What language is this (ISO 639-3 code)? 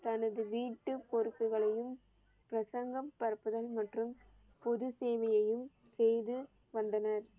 tam